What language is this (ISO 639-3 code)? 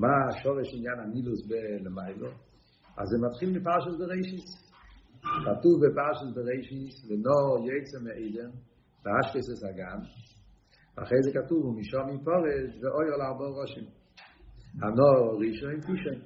heb